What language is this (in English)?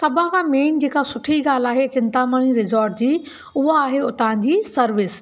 Sindhi